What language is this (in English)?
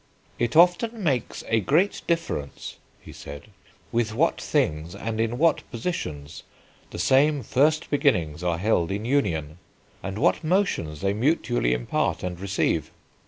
English